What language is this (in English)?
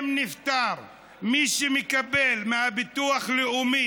Hebrew